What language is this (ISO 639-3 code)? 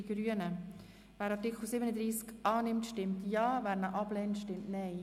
gsw